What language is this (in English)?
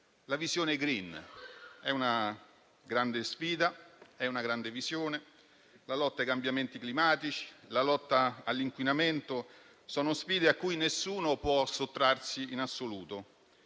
Italian